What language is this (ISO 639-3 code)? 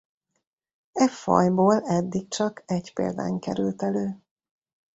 hun